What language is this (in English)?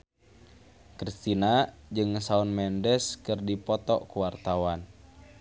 Sundanese